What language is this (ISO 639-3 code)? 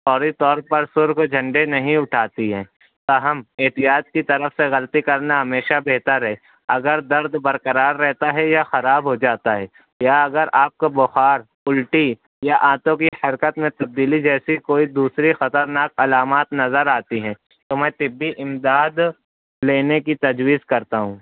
urd